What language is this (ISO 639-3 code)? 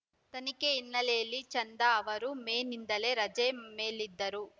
kan